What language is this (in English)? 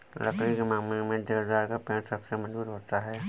Hindi